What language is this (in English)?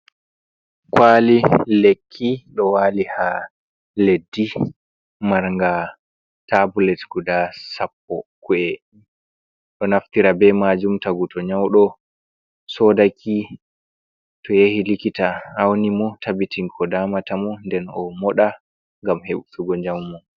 Fula